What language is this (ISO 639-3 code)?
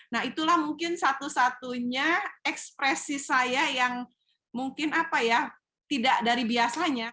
ind